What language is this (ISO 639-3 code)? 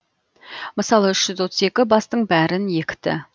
kaz